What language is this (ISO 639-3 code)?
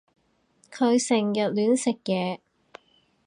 yue